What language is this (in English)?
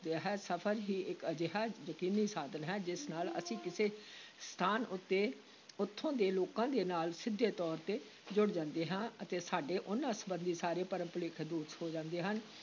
Punjabi